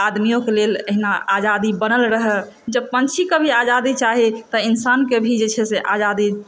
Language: Maithili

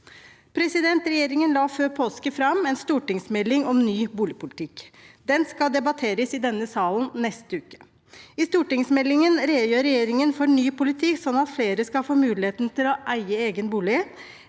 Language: Norwegian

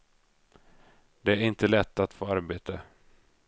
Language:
Swedish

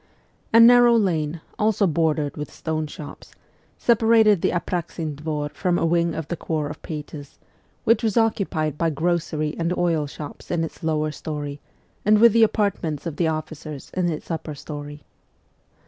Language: English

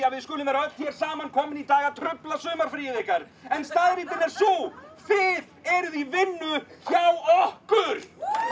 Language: Icelandic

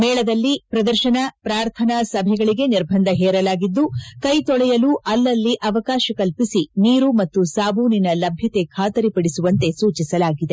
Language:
Kannada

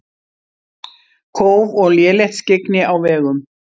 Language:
Icelandic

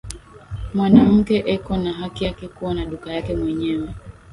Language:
Swahili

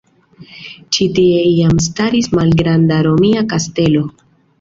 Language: Esperanto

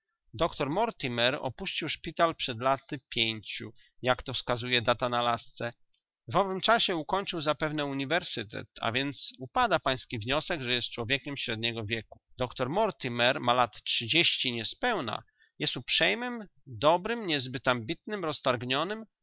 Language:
Polish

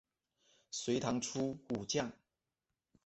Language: Chinese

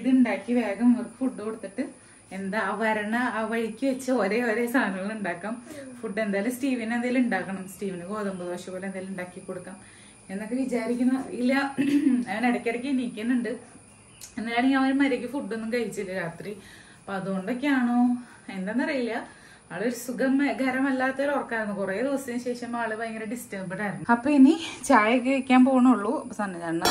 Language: Malayalam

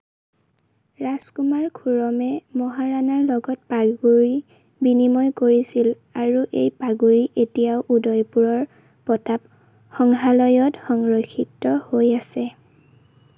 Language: Assamese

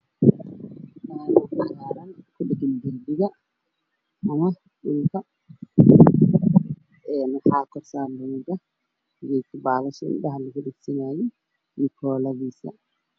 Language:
Somali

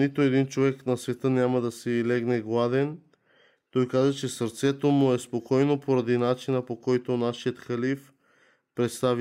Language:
Bulgarian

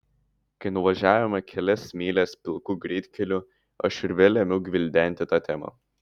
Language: Lithuanian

